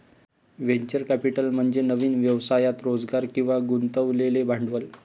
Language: Marathi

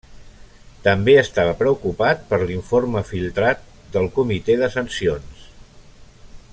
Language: Catalan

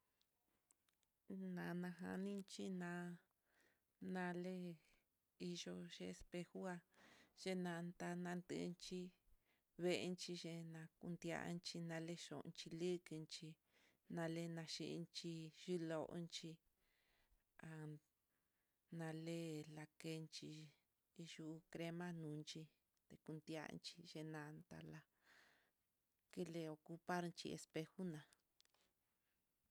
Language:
Mitlatongo Mixtec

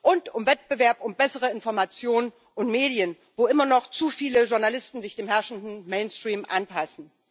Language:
German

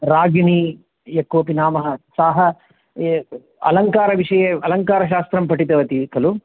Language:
Sanskrit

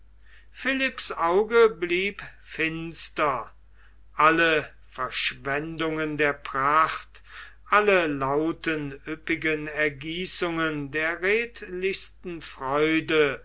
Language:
German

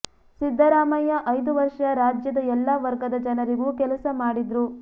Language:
Kannada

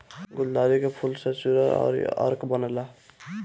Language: Bhojpuri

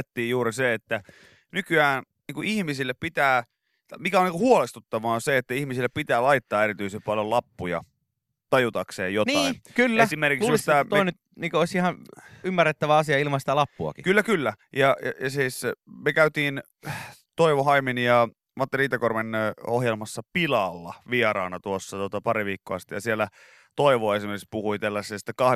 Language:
Finnish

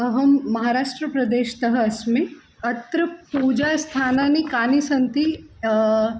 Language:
Sanskrit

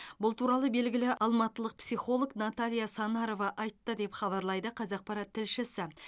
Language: Kazakh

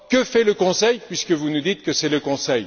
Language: French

